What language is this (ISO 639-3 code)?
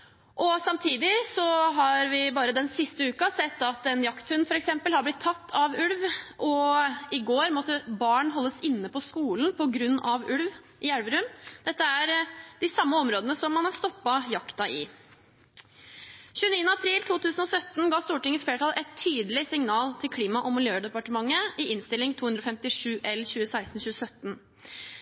nob